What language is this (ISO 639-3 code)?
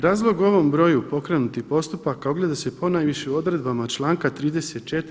hrv